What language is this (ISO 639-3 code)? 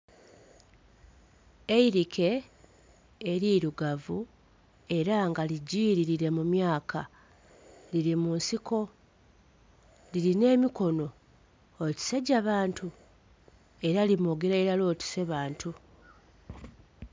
xog